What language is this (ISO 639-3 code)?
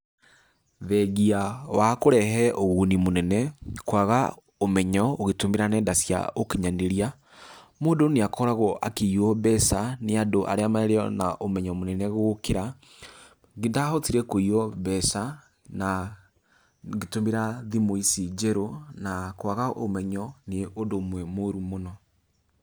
kik